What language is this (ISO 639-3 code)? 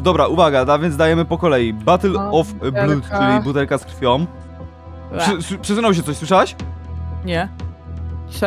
pol